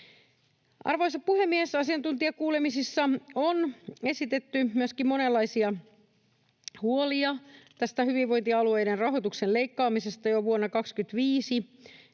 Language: Finnish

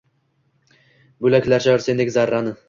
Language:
Uzbek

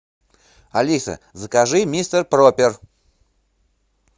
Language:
Russian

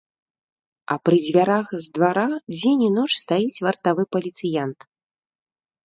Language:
Belarusian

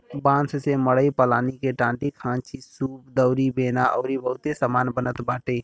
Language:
Bhojpuri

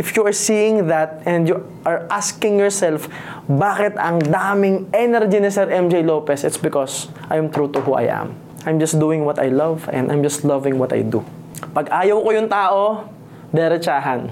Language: Filipino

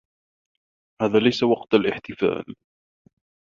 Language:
Arabic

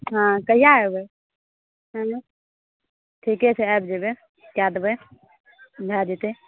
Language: Maithili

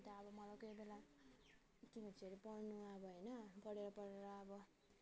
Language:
Nepali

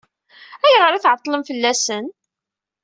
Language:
Kabyle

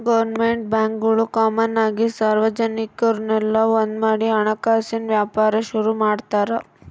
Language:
Kannada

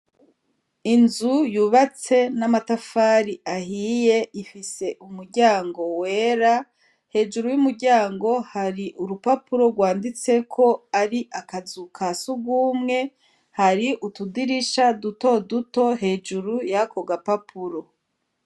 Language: Rundi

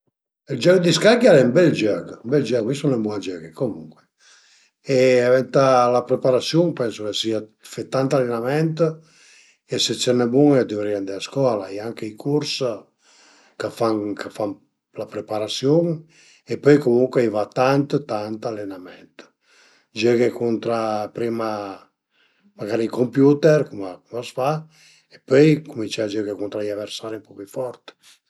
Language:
Piedmontese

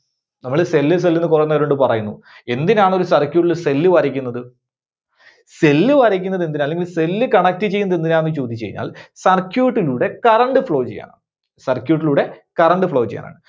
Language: Malayalam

